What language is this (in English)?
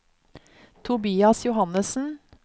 Norwegian